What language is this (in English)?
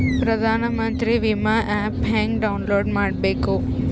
Kannada